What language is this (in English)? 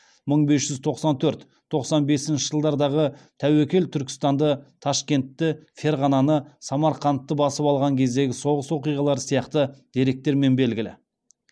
Kazakh